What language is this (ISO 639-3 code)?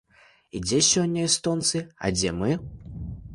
bel